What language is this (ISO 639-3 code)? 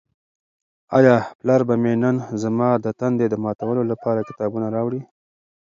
pus